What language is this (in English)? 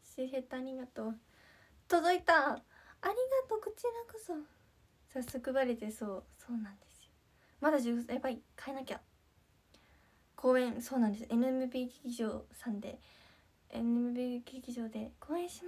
Japanese